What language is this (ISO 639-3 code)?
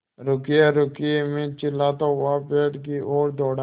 hin